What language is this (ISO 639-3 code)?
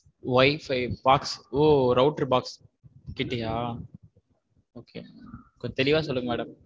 tam